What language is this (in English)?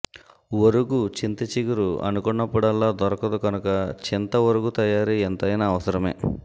Telugu